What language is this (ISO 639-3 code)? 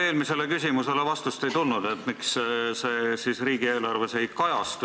est